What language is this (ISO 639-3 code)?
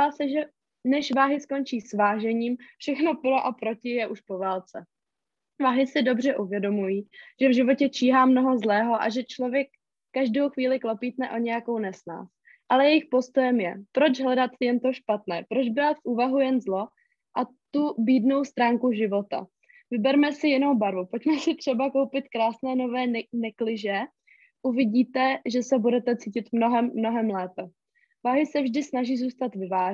ces